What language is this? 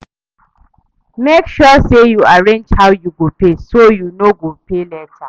Nigerian Pidgin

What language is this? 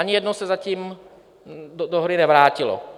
Czech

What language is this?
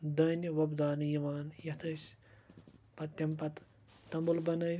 Kashmiri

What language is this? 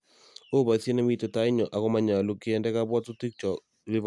Kalenjin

